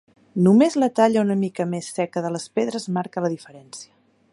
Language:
Catalan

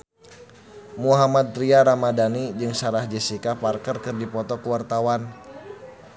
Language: Sundanese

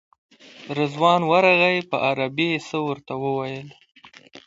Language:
Pashto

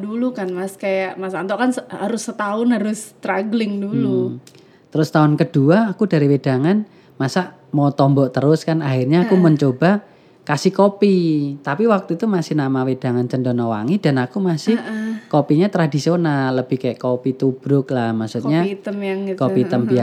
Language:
Indonesian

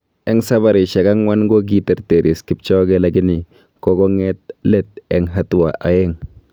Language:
Kalenjin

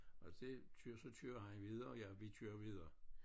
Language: Danish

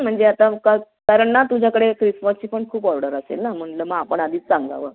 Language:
Marathi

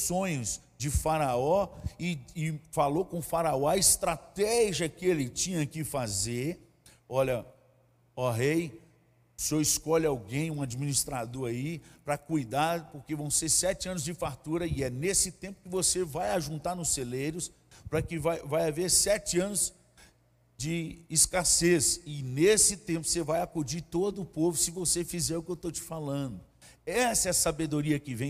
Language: Portuguese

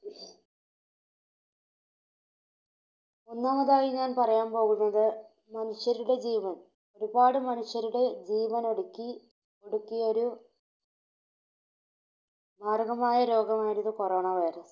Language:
Malayalam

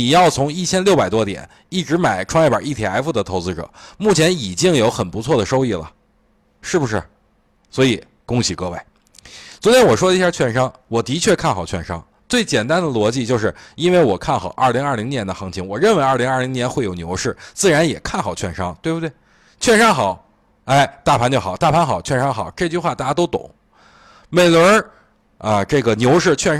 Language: Chinese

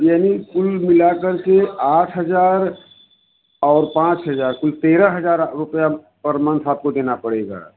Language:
Hindi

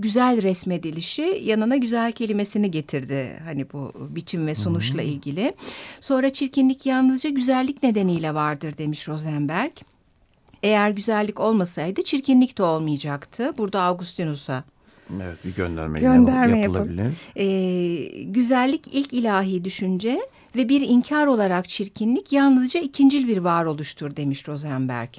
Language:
Turkish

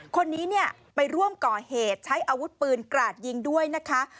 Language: Thai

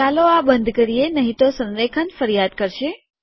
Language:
Gujarati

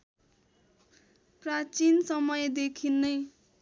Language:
Nepali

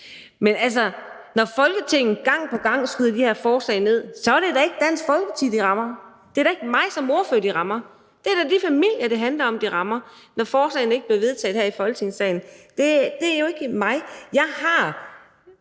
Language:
Danish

